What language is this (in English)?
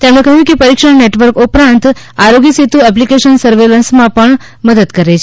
Gujarati